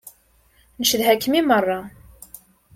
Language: Kabyle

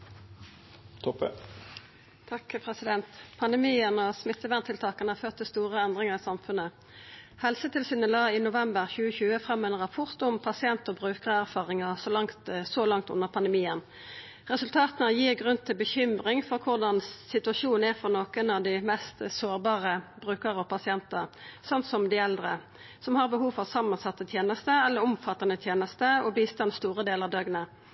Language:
Norwegian Nynorsk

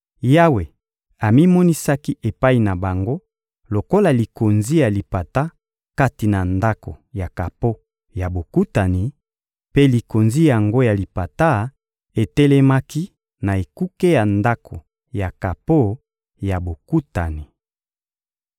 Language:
Lingala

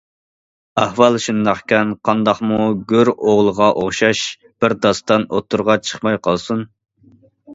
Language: Uyghur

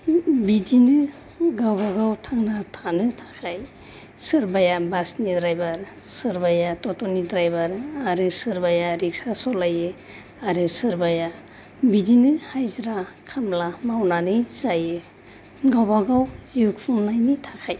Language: Bodo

